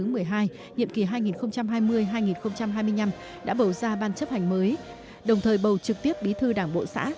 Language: Vietnamese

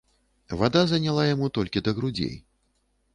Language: Belarusian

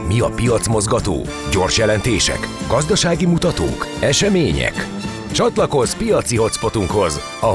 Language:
Hungarian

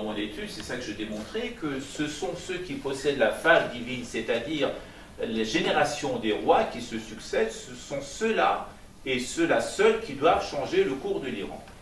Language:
French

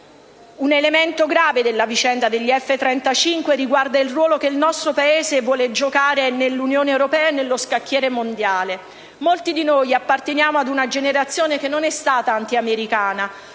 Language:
Italian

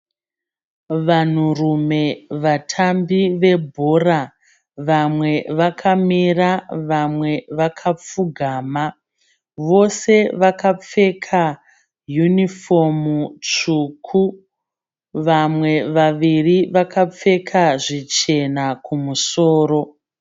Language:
Shona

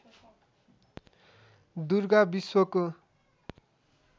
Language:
Nepali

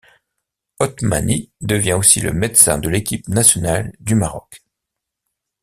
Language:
French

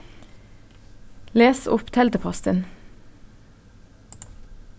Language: Faroese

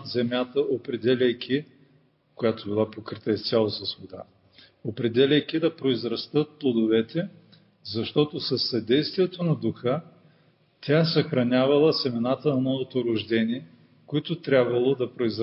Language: Bulgarian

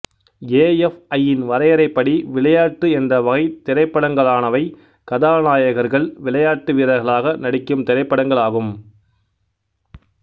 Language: Tamil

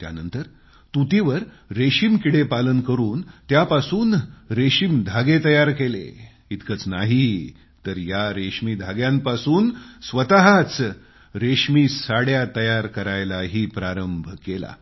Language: Marathi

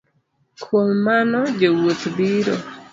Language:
Luo (Kenya and Tanzania)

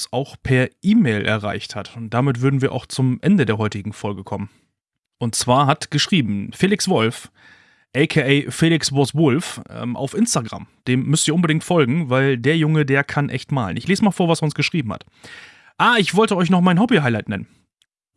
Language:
German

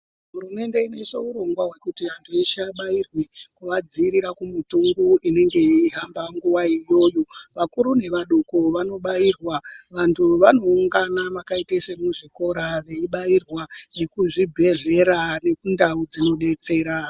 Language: Ndau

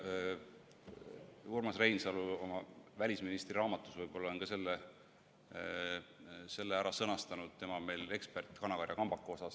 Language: Estonian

